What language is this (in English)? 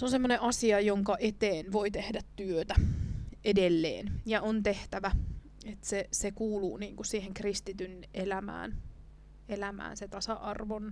Finnish